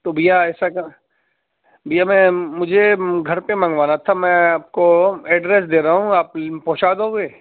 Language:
Urdu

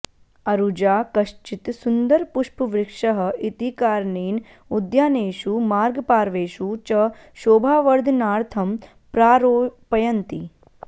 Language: Sanskrit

